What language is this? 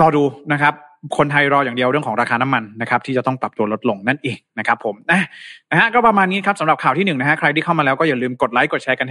Thai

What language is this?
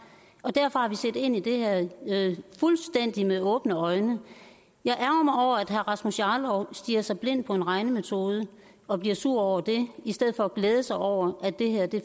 Danish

